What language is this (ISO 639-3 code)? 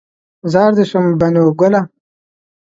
pus